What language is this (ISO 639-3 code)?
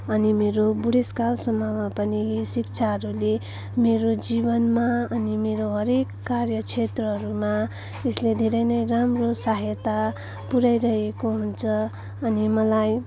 nep